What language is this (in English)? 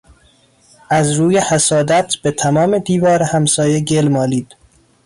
Persian